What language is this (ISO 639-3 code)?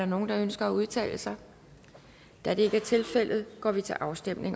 dan